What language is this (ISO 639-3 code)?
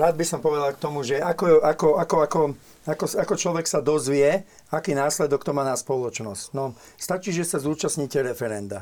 slk